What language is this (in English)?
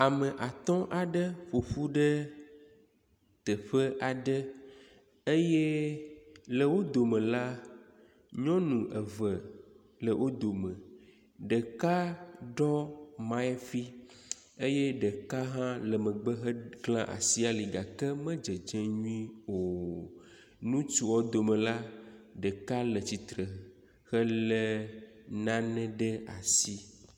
Ewe